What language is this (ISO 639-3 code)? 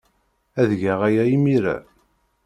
kab